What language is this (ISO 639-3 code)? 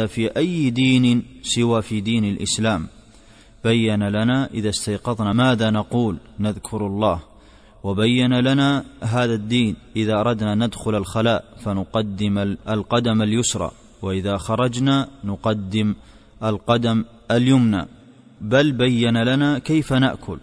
ara